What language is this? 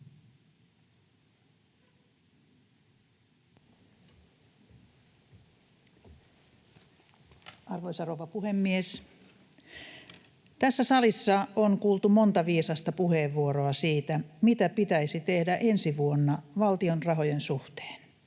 Finnish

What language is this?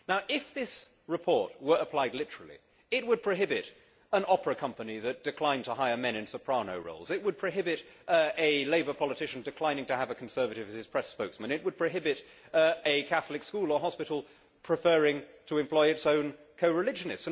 English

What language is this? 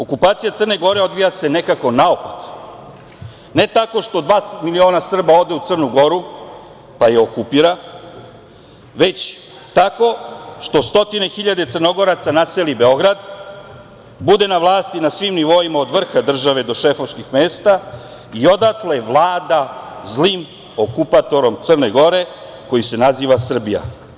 Serbian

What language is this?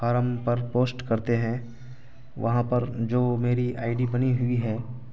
Urdu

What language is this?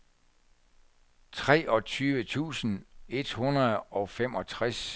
Danish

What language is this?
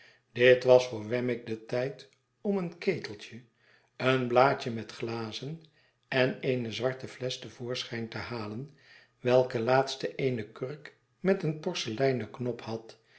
Dutch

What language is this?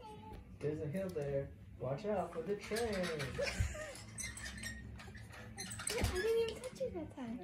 English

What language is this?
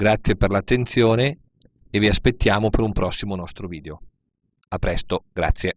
Italian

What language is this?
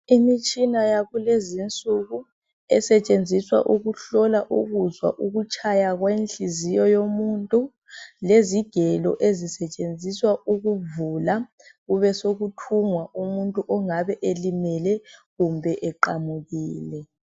North Ndebele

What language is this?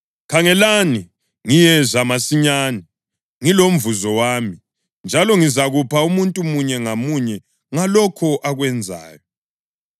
North Ndebele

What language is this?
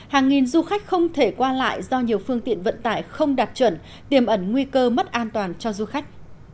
Vietnamese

